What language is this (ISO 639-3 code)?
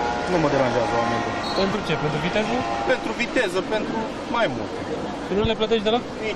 ron